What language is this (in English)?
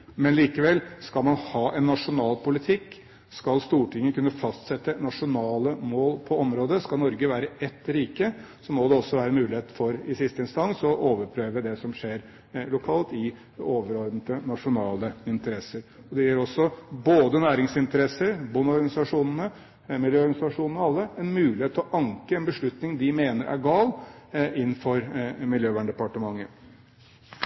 Norwegian Bokmål